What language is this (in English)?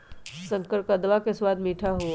Magahi